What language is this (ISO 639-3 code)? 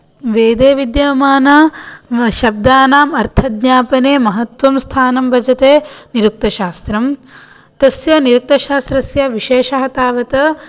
san